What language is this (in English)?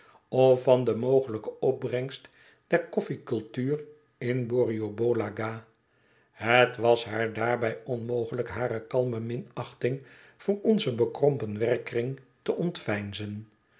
Dutch